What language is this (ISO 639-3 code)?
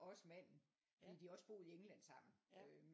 dan